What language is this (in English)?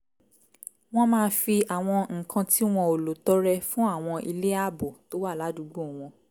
Yoruba